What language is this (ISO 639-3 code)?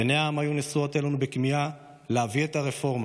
heb